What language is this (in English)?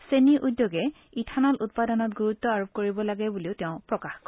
Assamese